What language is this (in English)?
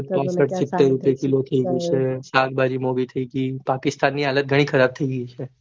Gujarati